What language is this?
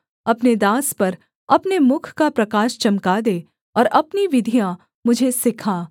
Hindi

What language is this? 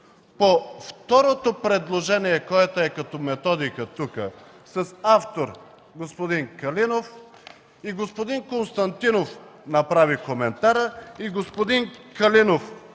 Bulgarian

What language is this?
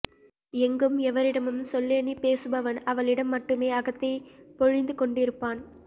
Tamil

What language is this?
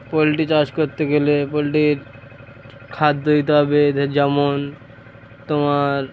Bangla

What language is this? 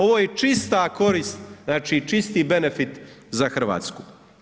Croatian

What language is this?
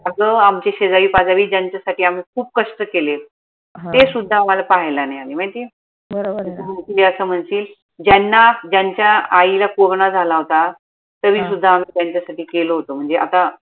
Marathi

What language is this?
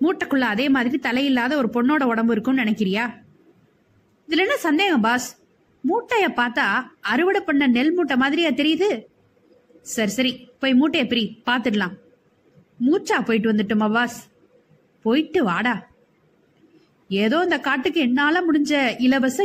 Tamil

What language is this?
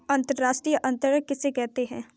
Hindi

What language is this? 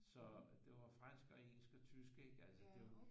Danish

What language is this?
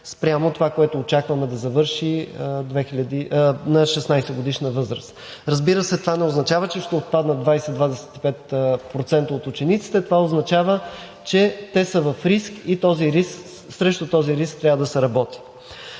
Bulgarian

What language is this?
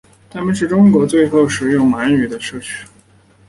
Chinese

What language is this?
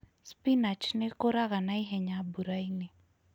Kikuyu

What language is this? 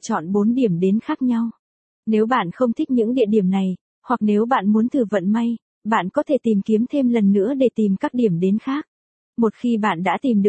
Vietnamese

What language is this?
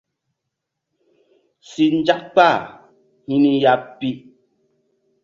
Mbum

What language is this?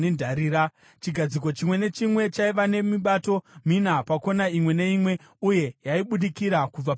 Shona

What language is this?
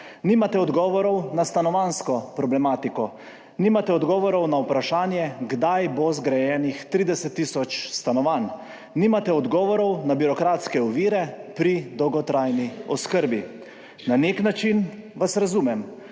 Slovenian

